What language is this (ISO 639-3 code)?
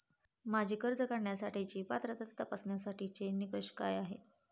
mar